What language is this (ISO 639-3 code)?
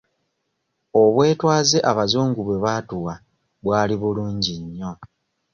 lug